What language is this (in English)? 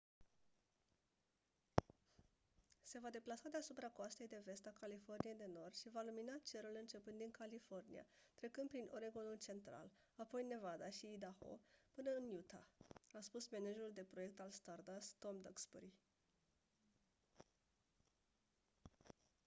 Romanian